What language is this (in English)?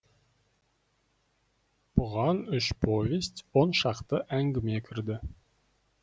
Kazakh